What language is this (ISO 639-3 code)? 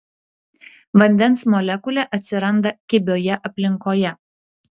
lit